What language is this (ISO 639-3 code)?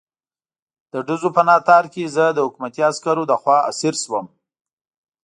pus